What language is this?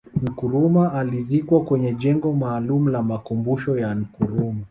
Swahili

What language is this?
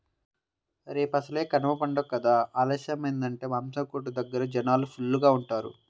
Telugu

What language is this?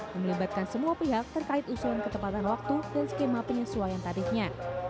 Indonesian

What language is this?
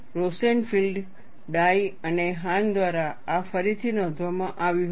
Gujarati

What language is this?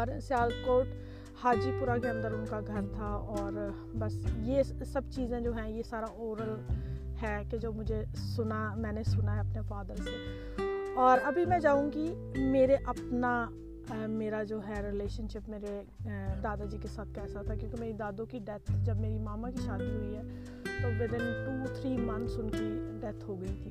Urdu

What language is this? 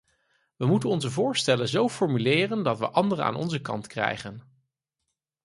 Dutch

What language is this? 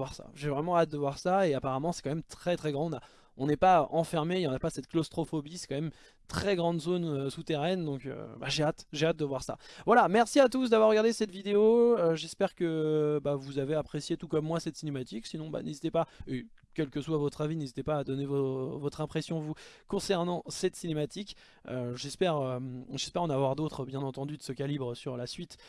French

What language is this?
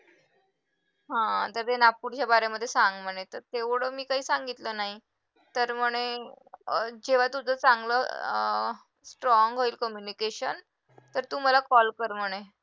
Marathi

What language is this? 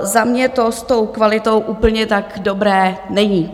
Czech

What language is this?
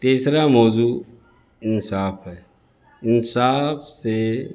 Urdu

